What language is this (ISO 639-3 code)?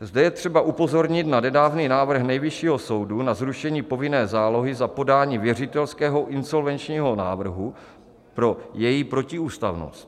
ces